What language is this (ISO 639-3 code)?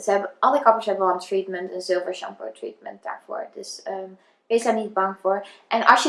nld